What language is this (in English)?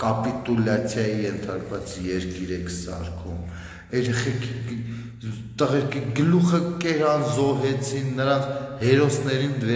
Romanian